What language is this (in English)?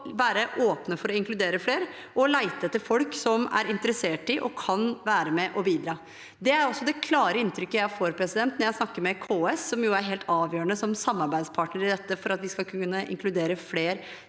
Norwegian